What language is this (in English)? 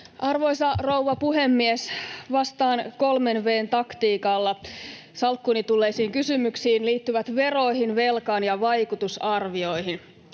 Finnish